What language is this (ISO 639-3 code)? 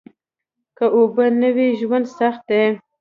pus